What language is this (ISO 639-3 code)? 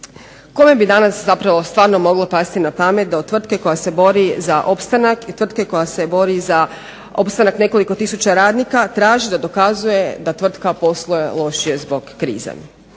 hrv